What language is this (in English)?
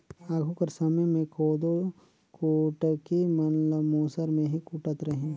Chhattisgarhi